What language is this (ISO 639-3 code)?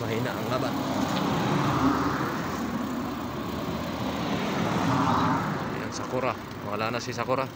ind